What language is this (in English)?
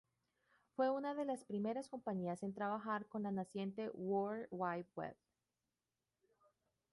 Spanish